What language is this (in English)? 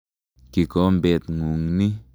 Kalenjin